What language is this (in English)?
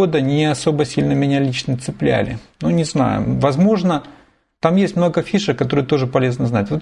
Russian